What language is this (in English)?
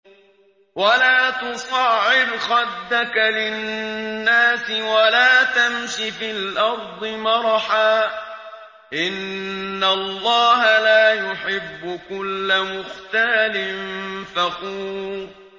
Arabic